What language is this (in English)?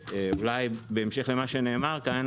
Hebrew